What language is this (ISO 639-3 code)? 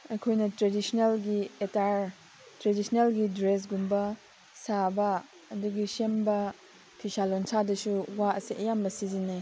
mni